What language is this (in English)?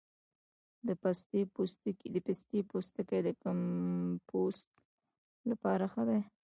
Pashto